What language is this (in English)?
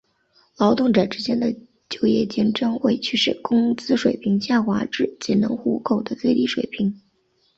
Chinese